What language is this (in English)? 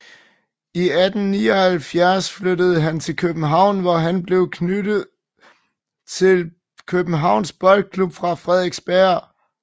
Danish